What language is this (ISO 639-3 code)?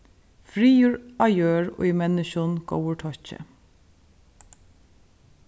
fao